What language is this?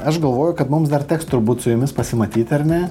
Lithuanian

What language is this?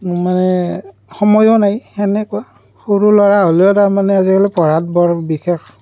Assamese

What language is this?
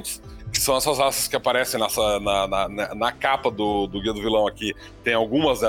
Portuguese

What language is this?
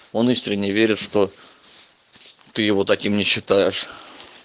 Russian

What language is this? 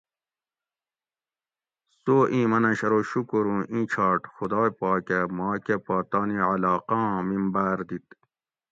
Gawri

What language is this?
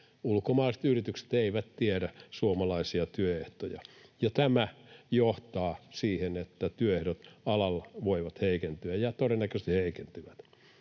Finnish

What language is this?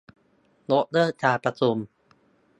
Thai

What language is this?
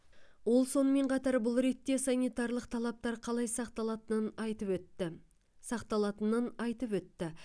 Kazakh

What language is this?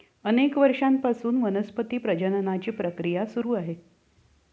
Marathi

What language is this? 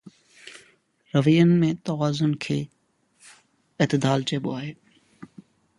Sindhi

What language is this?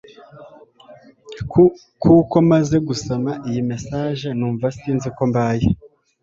Kinyarwanda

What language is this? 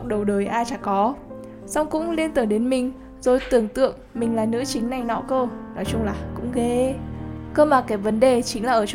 Vietnamese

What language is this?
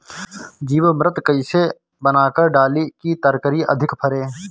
Bhojpuri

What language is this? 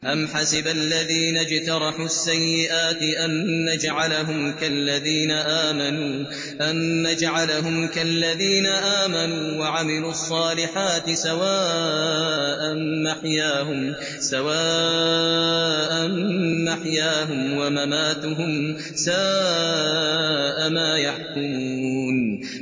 Arabic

